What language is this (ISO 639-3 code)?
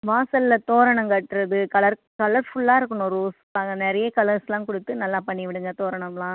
tam